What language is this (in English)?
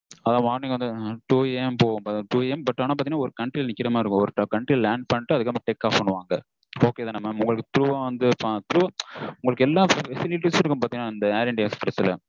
Tamil